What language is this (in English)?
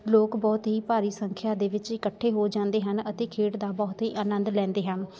Punjabi